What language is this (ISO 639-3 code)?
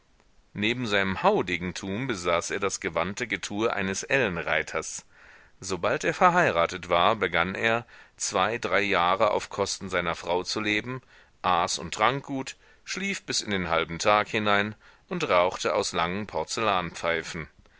deu